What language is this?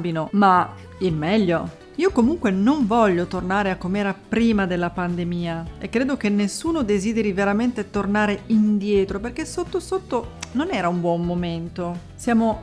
Italian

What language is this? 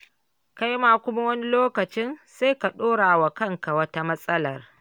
Hausa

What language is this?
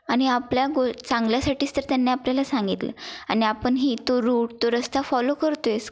Marathi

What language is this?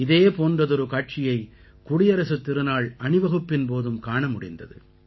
Tamil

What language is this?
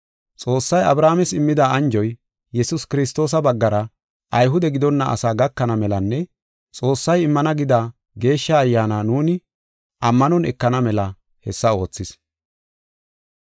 Gofa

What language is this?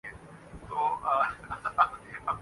Urdu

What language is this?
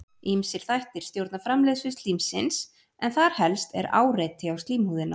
Icelandic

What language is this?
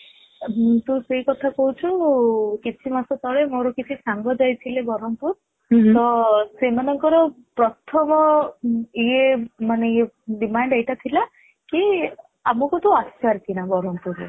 Odia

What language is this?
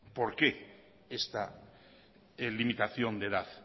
Spanish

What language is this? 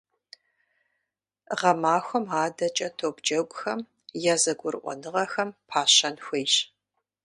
Kabardian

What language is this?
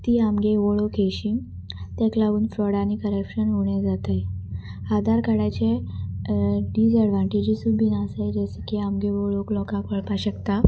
Konkani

